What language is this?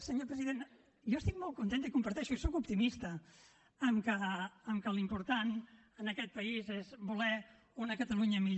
Catalan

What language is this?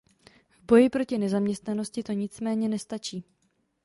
Czech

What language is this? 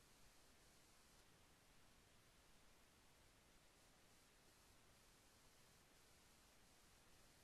Thai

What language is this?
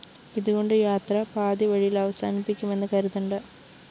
Malayalam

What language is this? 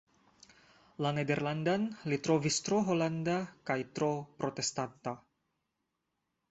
Esperanto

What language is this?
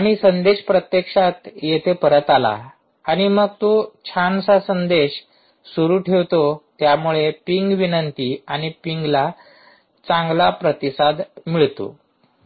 Marathi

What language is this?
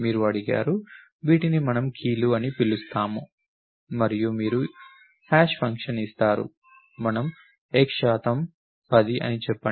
Telugu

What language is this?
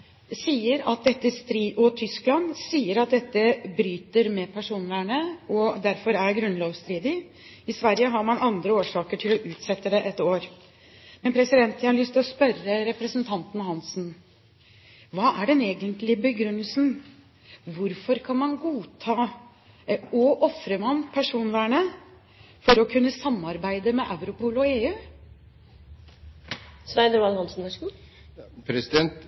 Norwegian Bokmål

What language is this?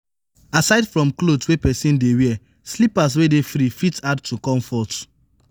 Nigerian Pidgin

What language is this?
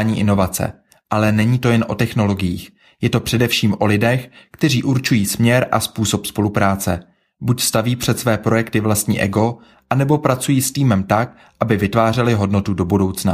Czech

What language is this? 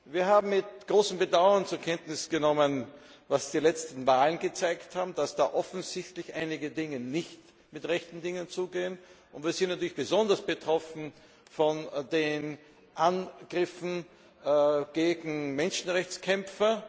German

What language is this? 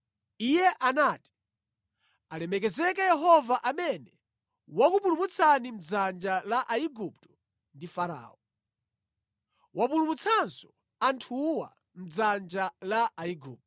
Nyanja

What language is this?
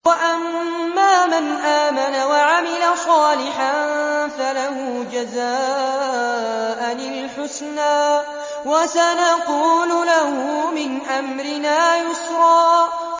Arabic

